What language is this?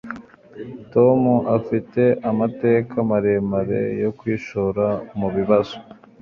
Kinyarwanda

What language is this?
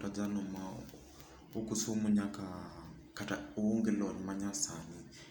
Luo (Kenya and Tanzania)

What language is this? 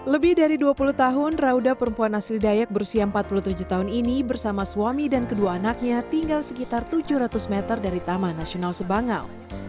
Indonesian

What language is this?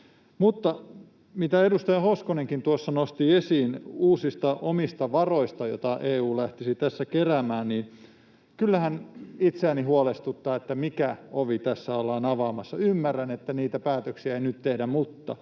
Finnish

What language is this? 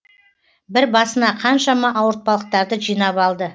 Kazakh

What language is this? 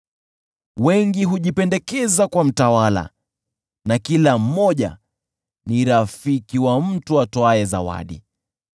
Swahili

